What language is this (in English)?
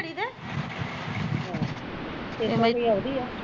Punjabi